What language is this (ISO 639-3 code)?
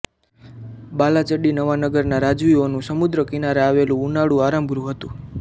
guj